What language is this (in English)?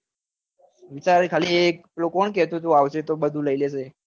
Gujarati